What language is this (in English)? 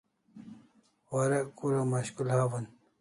Kalasha